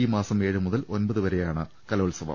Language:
Malayalam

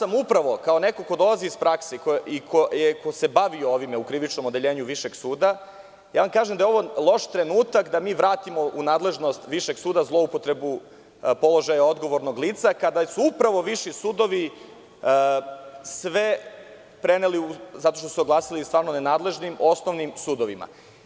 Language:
Serbian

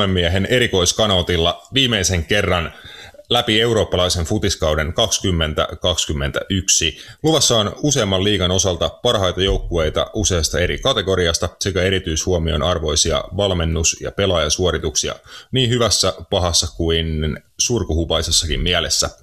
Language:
Finnish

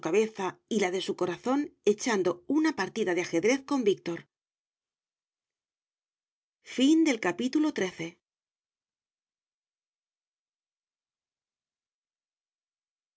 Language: Spanish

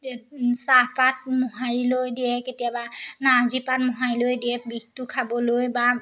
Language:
Assamese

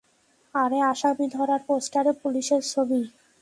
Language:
Bangla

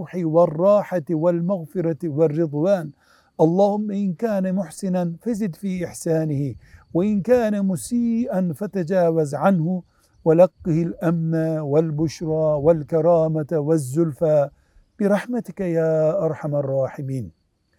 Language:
Turkish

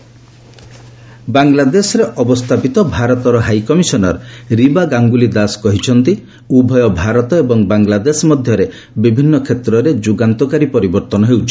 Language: Odia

